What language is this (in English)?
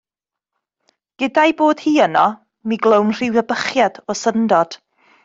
Welsh